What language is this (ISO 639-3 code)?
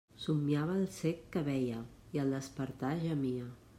cat